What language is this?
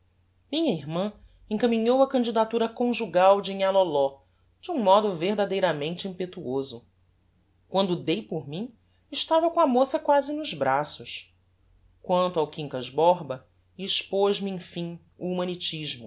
Portuguese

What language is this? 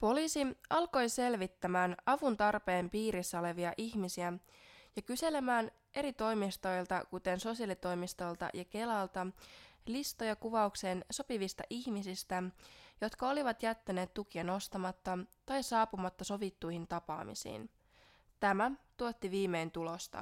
Finnish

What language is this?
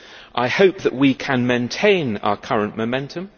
English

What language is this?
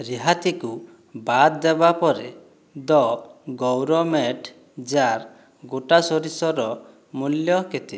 Odia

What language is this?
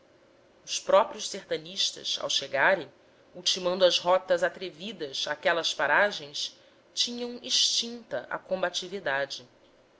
Portuguese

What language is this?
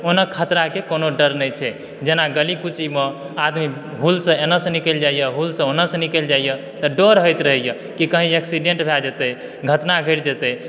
Maithili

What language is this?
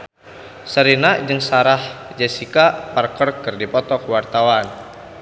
Sundanese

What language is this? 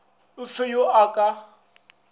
Northern Sotho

